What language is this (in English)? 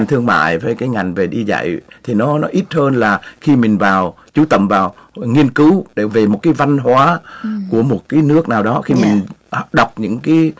Vietnamese